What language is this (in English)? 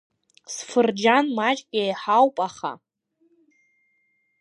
Abkhazian